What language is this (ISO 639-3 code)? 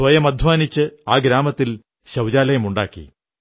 mal